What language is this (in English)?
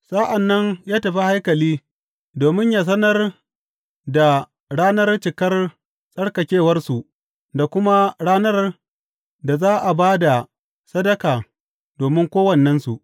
Hausa